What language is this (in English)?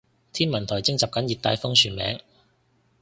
Cantonese